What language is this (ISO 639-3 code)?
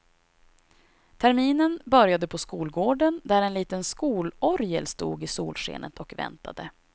swe